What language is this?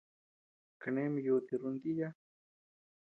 Tepeuxila Cuicatec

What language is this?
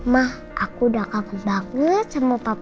Indonesian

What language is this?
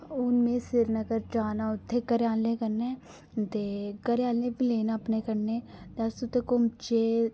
Dogri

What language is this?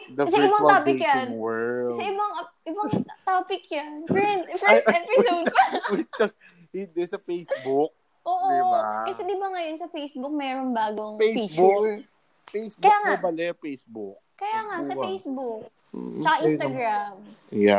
Filipino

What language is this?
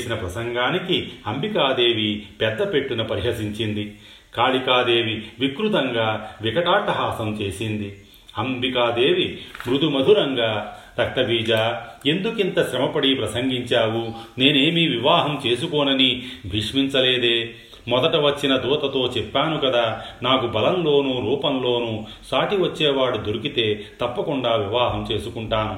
Telugu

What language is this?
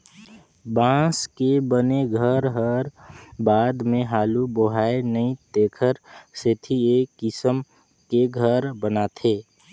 Chhattisgarhi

